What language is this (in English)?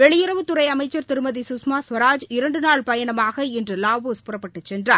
Tamil